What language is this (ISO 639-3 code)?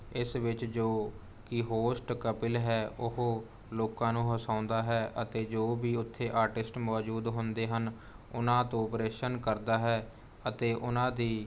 pan